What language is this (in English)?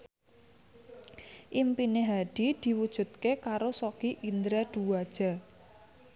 Javanese